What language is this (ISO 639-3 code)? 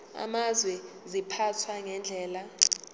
zul